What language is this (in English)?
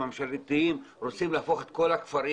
Hebrew